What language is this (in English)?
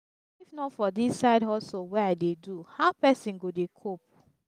Nigerian Pidgin